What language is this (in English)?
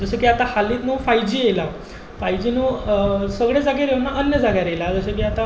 Konkani